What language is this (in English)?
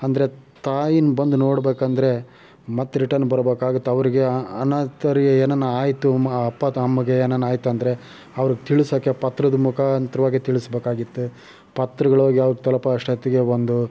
Kannada